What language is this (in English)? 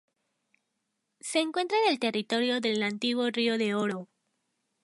Spanish